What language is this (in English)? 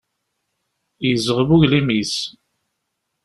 Kabyle